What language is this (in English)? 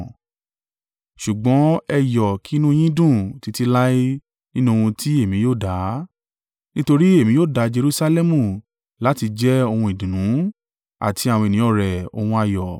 Yoruba